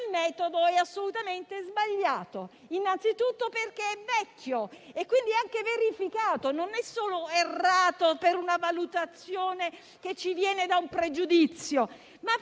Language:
Italian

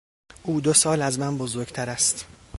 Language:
Persian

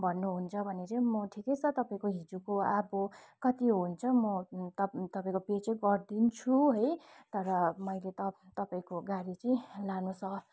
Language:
Nepali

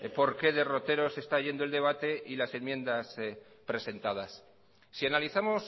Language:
Spanish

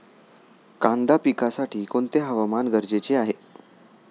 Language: Marathi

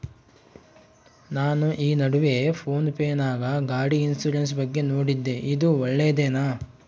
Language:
Kannada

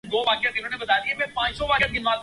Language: Urdu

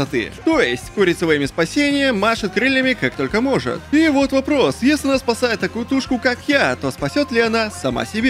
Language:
Russian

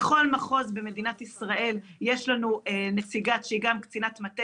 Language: Hebrew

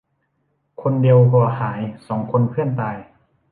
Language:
Thai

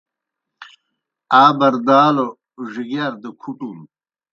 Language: Kohistani Shina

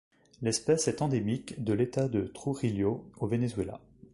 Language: French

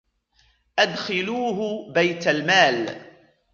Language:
Arabic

